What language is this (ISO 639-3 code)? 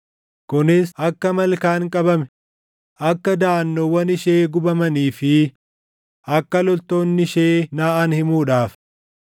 orm